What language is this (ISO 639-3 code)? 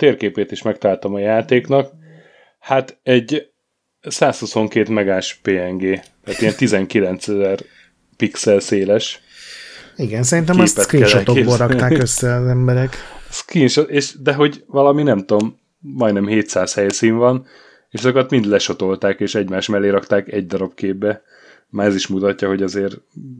hun